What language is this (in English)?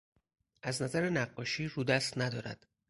Persian